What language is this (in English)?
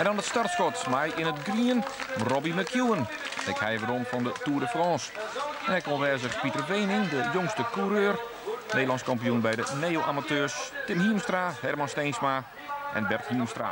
Dutch